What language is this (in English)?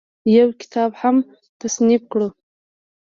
Pashto